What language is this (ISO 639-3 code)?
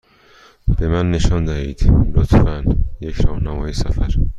fas